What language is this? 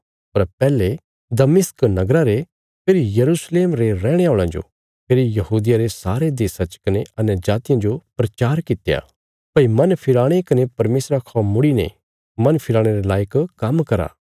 Bilaspuri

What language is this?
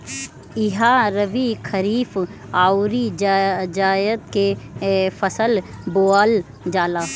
Bhojpuri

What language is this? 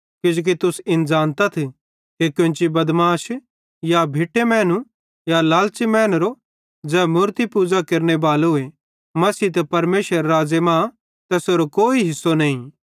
Bhadrawahi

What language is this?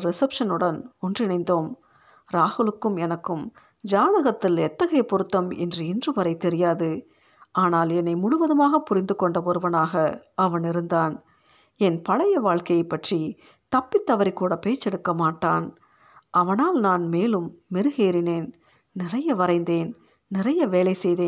Tamil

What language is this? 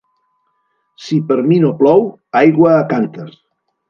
Catalan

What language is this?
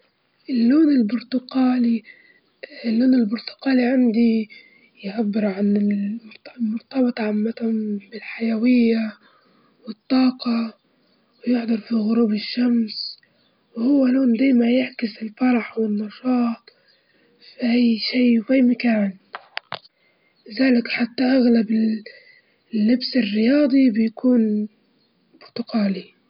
Libyan Arabic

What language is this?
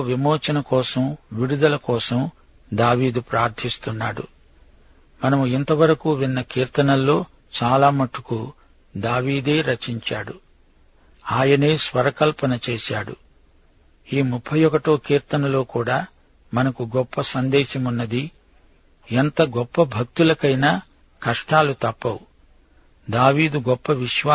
Telugu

